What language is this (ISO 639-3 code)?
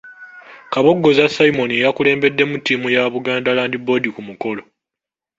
lug